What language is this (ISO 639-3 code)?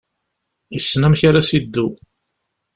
kab